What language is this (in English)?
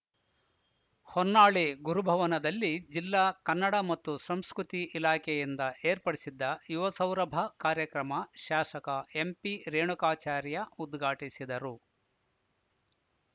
Kannada